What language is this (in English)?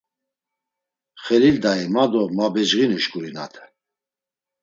Laz